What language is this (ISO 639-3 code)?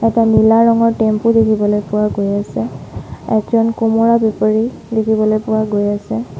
asm